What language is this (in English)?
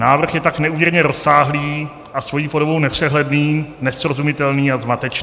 Czech